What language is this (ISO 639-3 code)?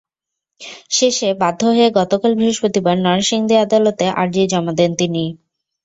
ben